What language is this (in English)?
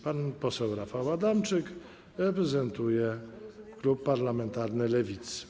Polish